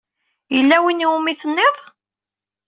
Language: Kabyle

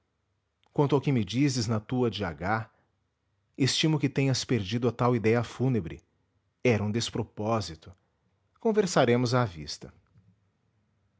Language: Portuguese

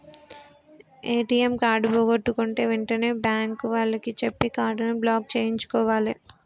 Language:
Telugu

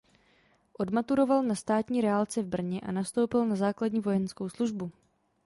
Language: Czech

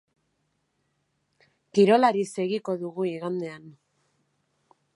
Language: Basque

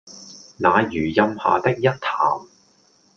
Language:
Cantonese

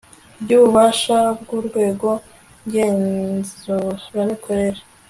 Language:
Kinyarwanda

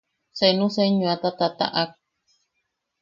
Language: Yaqui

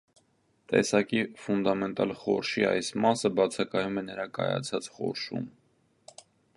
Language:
Armenian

